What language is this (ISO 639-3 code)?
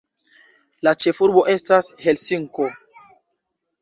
epo